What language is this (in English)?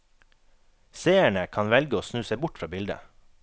Norwegian